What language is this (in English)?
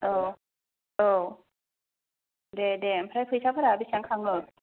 Bodo